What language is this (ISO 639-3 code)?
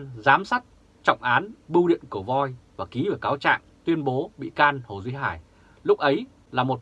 vie